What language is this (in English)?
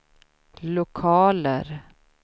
Swedish